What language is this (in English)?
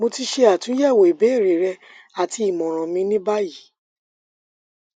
Yoruba